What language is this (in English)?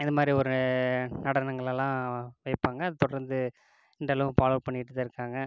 Tamil